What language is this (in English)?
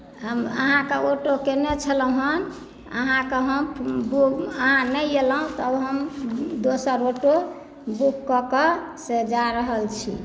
Maithili